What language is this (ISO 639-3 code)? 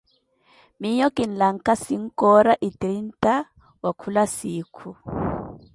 eko